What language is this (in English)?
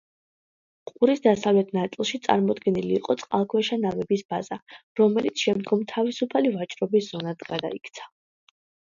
Georgian